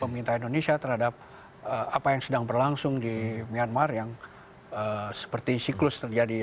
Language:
Indonesian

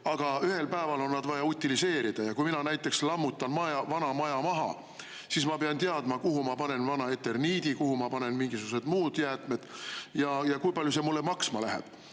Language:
Estonian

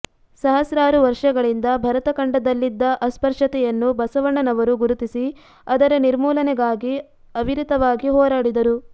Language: Kannada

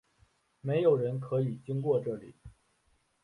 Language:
Chinese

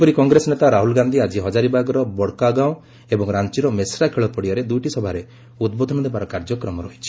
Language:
Odia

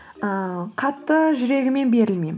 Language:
Kazakh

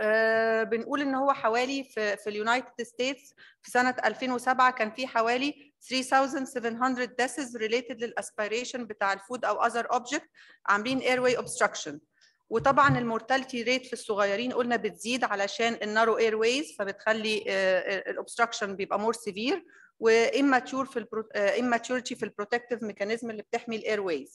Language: Arabic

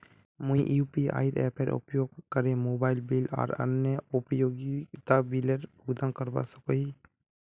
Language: Magahi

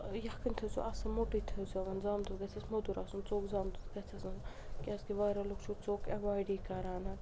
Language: Kashmiri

